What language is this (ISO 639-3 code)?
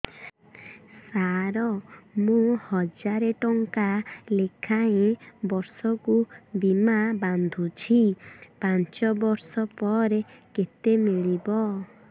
ori